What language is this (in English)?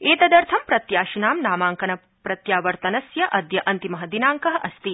Sanskrit